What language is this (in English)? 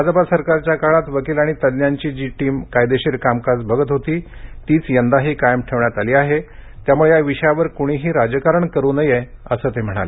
Marathi